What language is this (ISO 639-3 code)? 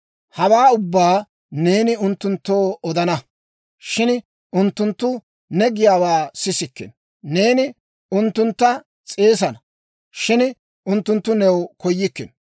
dwr